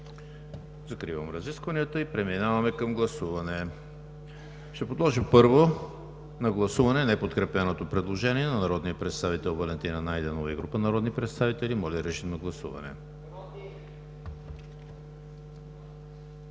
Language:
Bulgarian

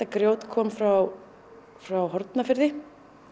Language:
Icelandic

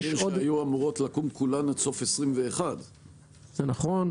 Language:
Hebrew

